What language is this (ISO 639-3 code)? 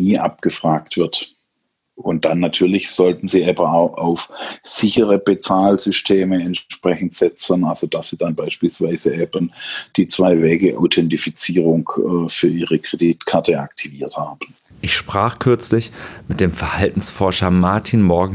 deu